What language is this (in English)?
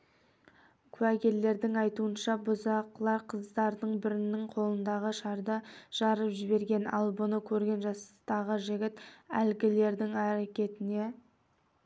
Kazakh